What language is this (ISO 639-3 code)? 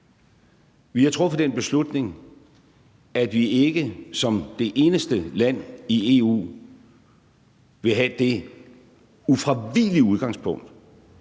dan